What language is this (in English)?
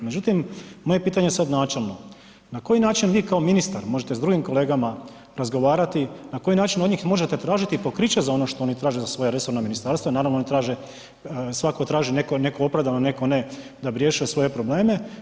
Croatian